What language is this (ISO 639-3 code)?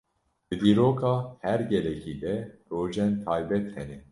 kur